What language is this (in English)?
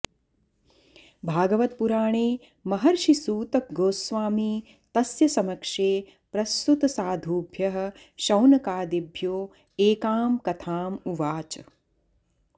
Sanskrit